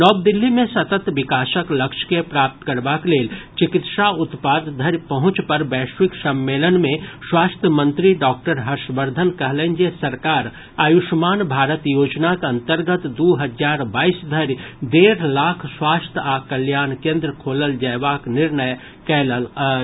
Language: Maithili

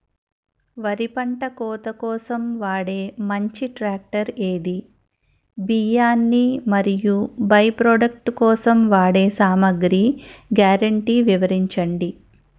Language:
Telugu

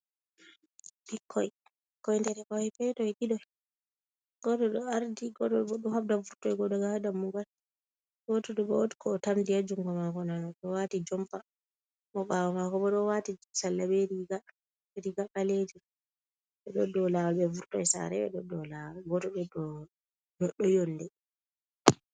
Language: Fula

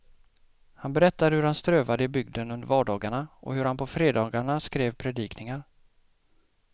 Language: Swedish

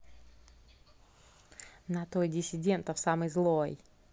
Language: Russian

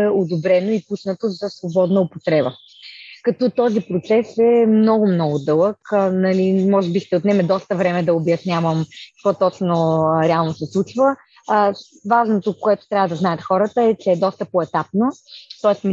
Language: Bulgarian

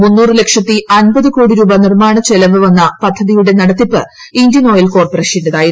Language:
Malayalam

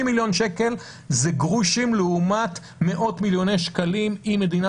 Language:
Hebrew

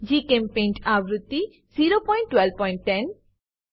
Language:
Gujarati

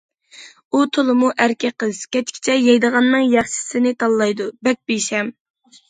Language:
Uyghur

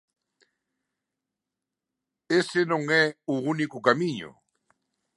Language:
Galician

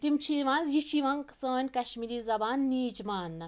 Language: Kashmiri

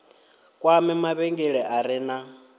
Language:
Venda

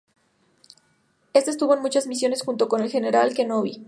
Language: Spanish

